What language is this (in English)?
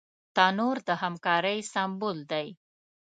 Pashto